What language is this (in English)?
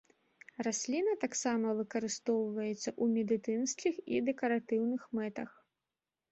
Belarusian